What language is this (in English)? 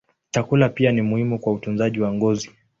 Swahili